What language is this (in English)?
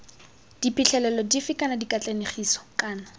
Tswana